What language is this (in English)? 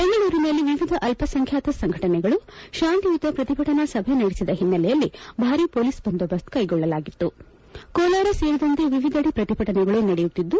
Kannada